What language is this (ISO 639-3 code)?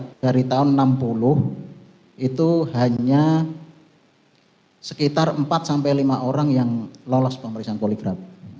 ind